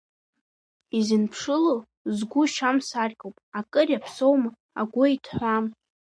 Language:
Abkhazian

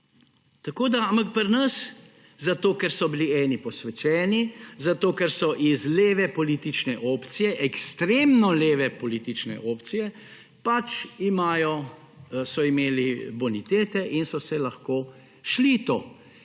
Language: Slovenian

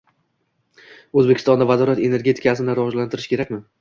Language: Uzbek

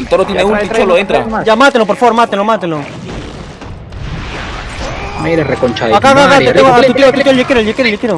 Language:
Spanish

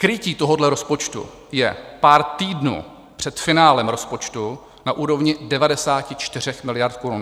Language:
Czech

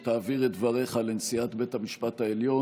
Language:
Hebrew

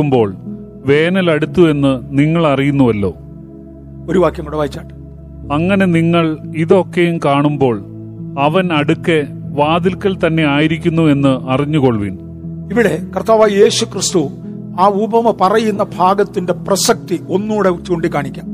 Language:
Malayalam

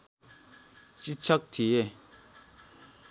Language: Nepali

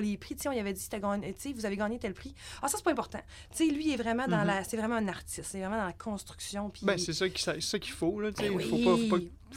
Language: French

